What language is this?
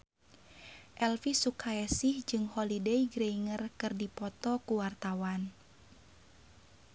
Sundanese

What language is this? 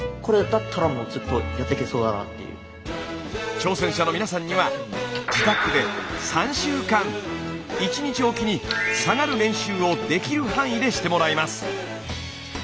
Japanese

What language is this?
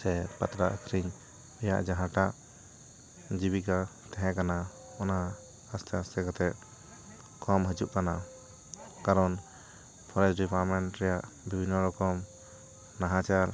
Santali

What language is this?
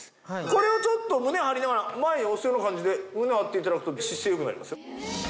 Japanese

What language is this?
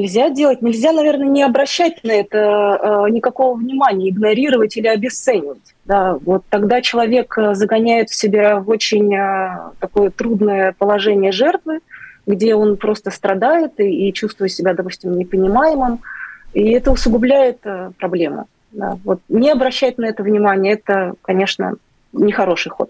Russian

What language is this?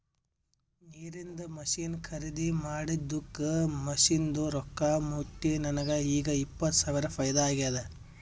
Kannada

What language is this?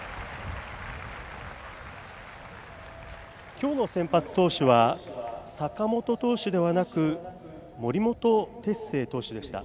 Japanese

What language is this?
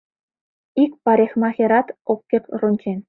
Mari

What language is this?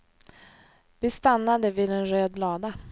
Swedish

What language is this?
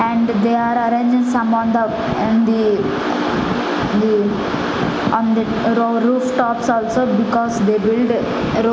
English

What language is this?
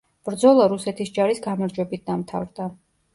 Georgian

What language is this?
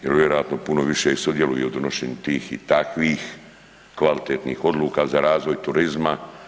Croatian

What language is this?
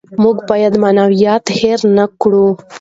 Pashto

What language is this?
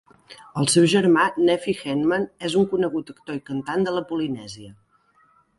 Catalan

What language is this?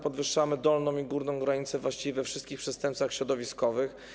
Polish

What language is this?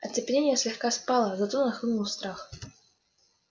Russian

